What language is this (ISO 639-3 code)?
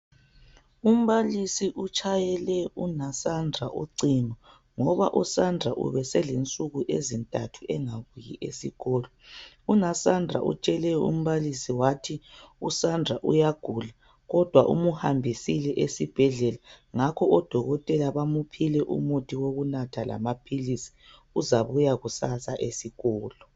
nde